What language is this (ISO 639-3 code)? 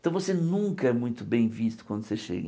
por